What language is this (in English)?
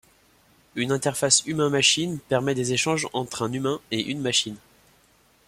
French